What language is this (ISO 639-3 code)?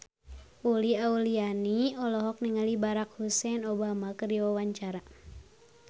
sun